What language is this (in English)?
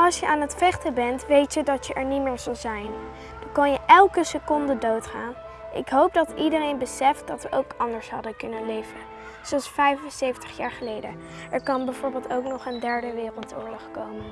Dutch